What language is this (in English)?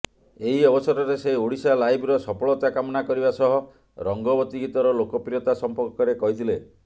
Odia